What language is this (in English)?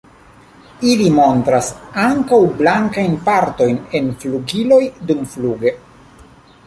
Esperanto